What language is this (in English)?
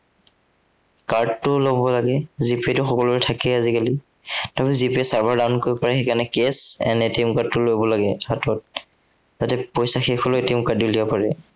Assamese